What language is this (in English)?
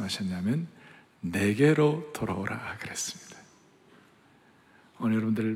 Korean